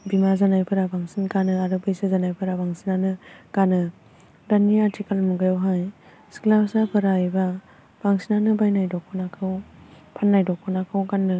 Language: Bodo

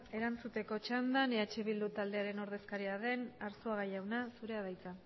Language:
Basque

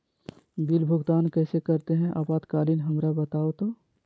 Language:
Magahi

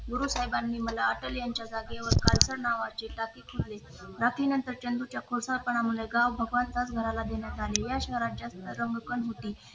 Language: Marathi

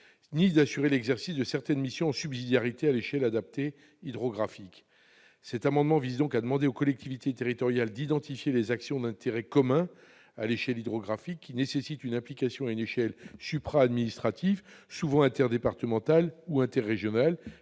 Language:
French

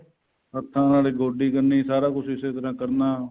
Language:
Punjabi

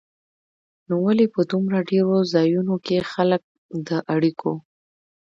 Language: Pashto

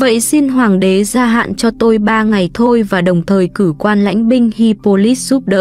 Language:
Vietnamese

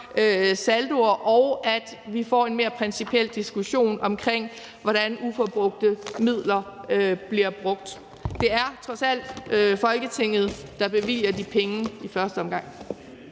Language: Danish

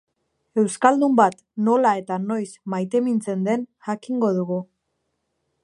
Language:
Basque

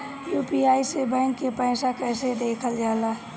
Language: Bhojpuri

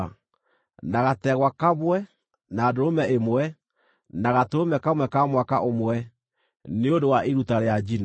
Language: Kikuyu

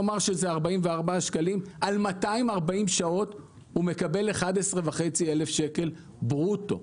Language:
Hebrew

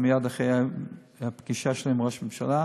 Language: Hebrew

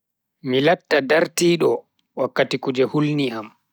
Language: Bagirmi Fulfulde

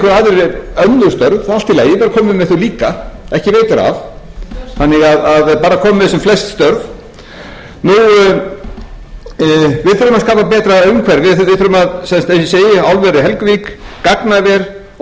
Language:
Icelandic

